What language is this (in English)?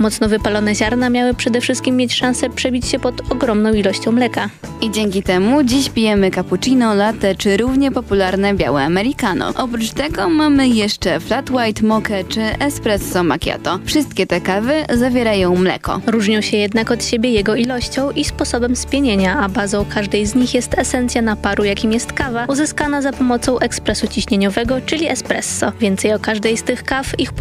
Polish